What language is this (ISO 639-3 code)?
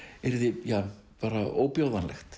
isl